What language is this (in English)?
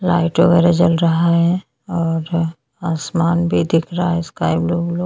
Hindi